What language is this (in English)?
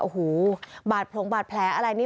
Thai